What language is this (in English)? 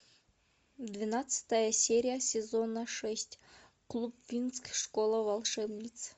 Russian